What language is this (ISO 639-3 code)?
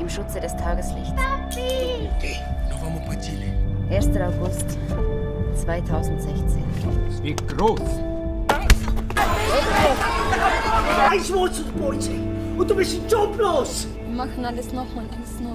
deu